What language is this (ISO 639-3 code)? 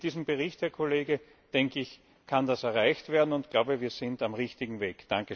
deu